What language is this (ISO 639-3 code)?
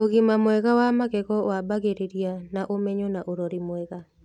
kik